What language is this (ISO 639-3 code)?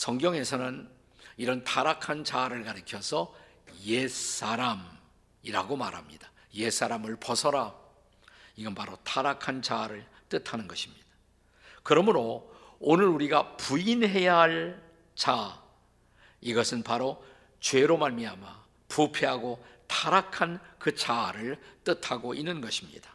kor